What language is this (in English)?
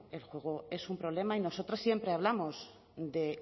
Spanish